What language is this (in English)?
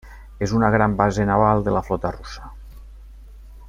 Catalan